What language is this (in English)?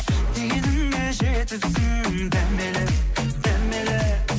Kazakh